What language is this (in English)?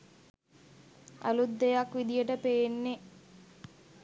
Sinhala